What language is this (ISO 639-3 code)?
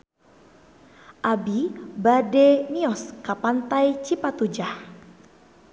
sun